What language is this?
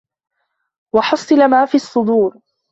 Arabic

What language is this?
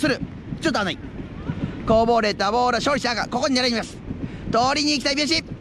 Japanese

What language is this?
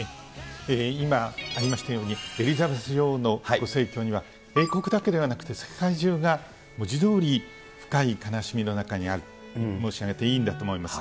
Japanese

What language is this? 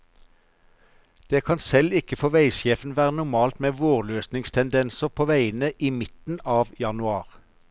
Norwegian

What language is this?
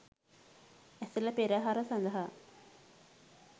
Sinhala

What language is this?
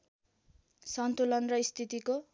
Nepali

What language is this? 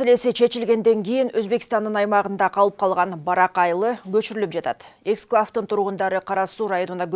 Turkish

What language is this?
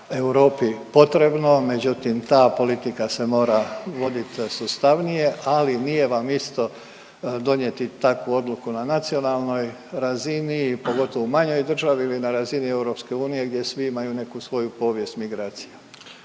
Croatian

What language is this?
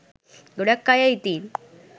Sinhala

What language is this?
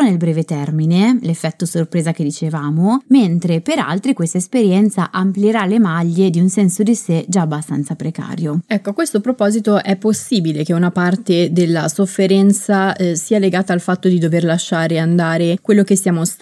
Italian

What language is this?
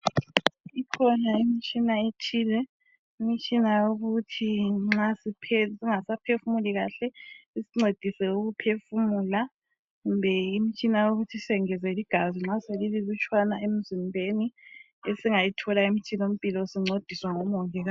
North Ndebele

